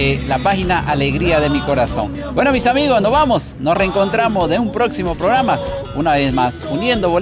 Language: Spanish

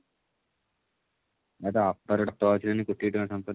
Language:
Odia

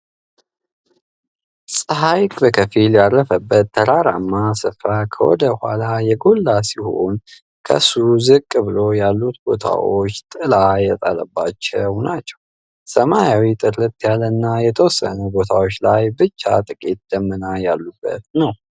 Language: Amharic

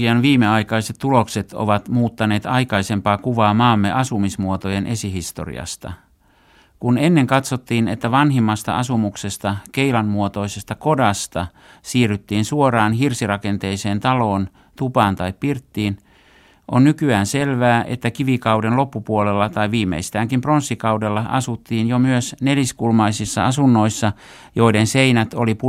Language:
Finnish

